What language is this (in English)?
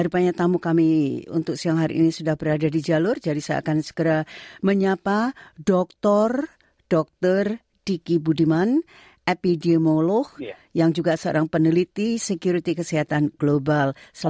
Indonesian